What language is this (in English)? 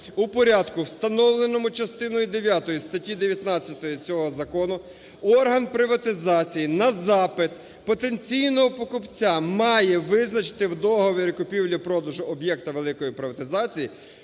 Ukrainian